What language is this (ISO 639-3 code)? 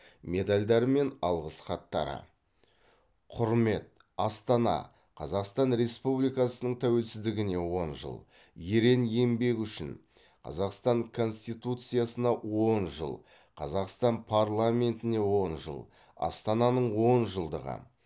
kaz